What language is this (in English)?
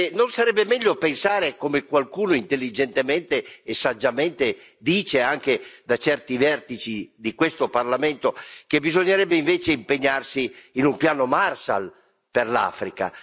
Italian